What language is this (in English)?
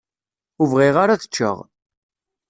Kabyle